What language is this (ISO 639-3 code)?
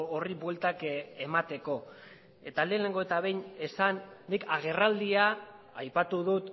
eus